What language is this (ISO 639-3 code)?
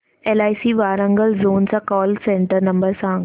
mar